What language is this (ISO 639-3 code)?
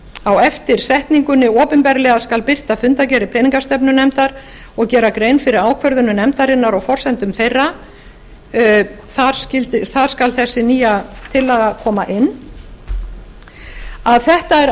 isl